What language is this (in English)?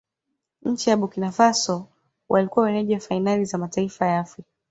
Swahili